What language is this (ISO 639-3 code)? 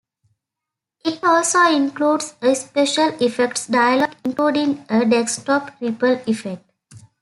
eng